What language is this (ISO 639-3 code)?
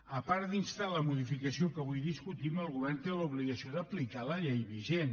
cat